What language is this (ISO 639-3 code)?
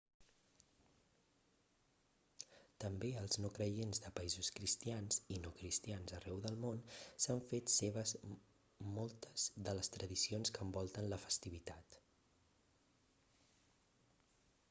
cat